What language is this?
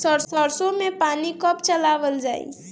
Bhojpuri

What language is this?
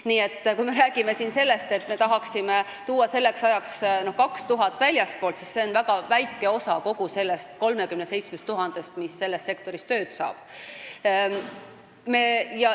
Estonian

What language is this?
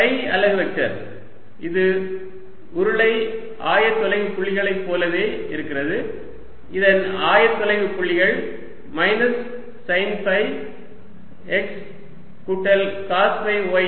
Tamil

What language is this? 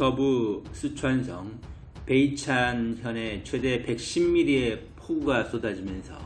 Korean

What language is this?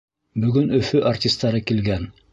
Bashkir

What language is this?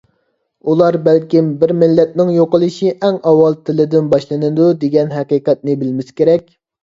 Uyghur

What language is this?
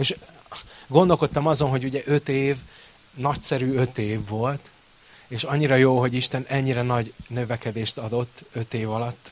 Hungarian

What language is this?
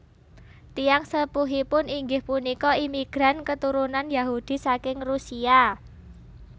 Javanese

